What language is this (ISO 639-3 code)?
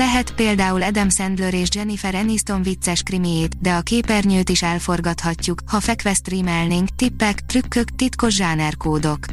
hun